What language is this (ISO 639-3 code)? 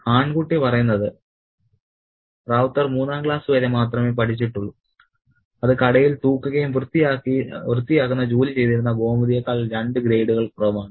mal